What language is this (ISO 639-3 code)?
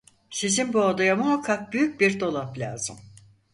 tur